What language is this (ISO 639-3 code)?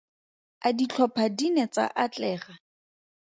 tsn